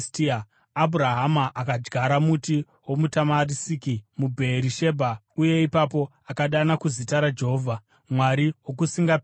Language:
Shona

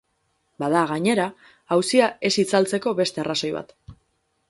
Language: Basque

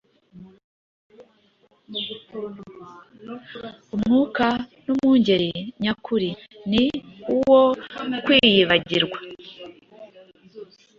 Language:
Kinyarwanda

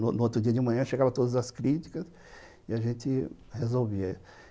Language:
Portuguese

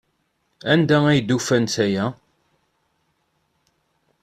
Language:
Kabyle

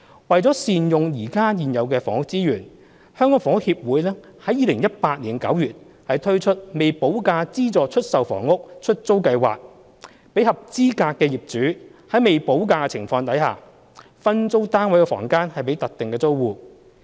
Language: Cantonese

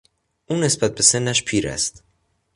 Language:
Persian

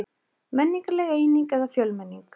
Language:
Icelandic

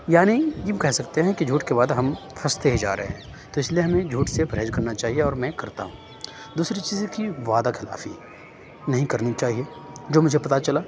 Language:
Urdu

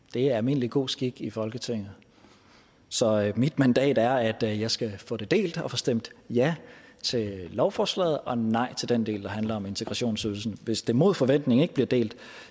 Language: Danish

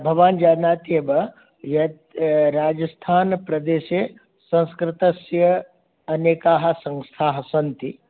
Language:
Sanskrit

